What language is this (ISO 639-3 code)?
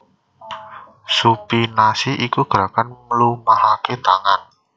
jav